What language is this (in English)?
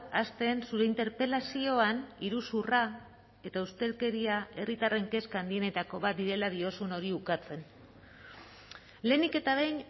Basque